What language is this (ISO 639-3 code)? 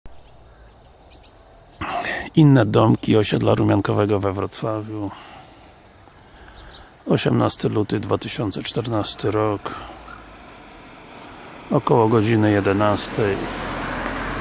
pol